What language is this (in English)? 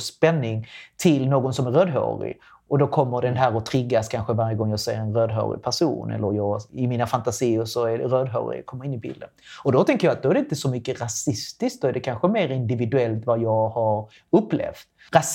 Swedish